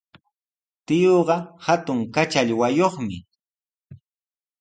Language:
Sihuas Ancash Quechua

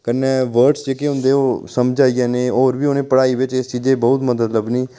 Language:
Dogri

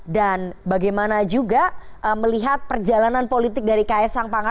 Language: Indonesian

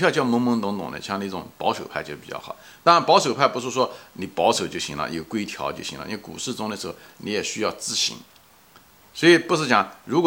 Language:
Chinese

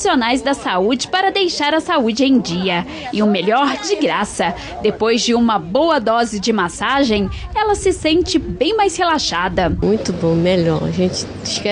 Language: Portuguese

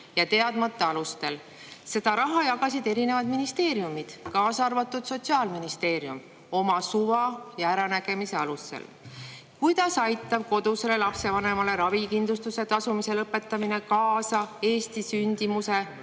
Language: Estonian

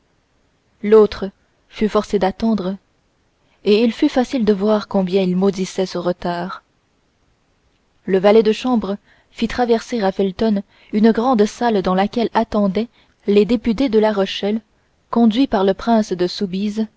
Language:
French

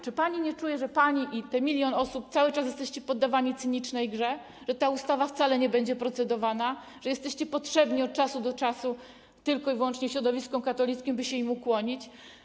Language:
Polish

